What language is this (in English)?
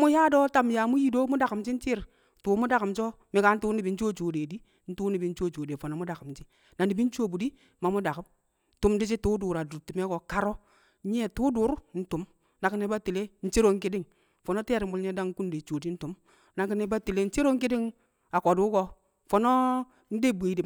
Kamo